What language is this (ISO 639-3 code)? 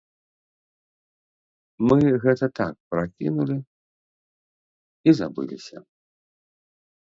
bel